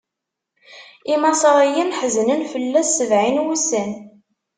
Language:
Kabyle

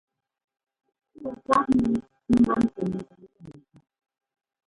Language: Ngomba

